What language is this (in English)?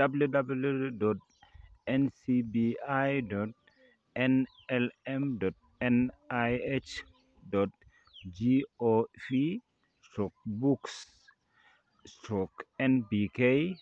Kalenjin